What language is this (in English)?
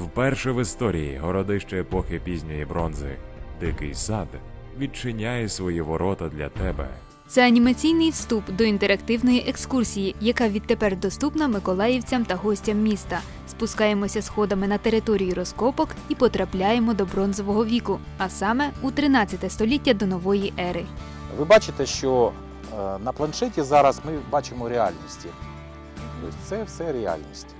Ukrainian